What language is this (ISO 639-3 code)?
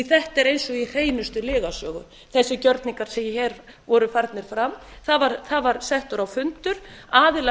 isl